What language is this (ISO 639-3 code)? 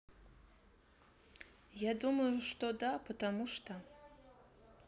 rus